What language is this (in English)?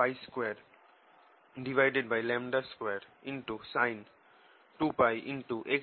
Bangla